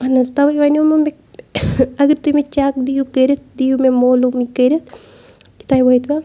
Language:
Kashmiri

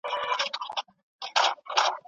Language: Pashto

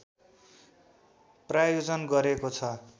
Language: Nepali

